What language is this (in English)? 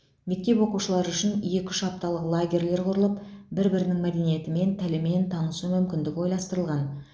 Kazakh